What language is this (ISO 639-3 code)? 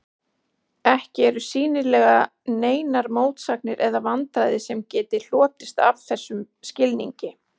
isl